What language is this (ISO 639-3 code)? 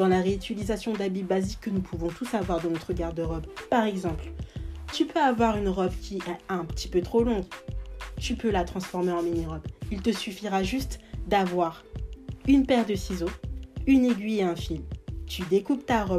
fra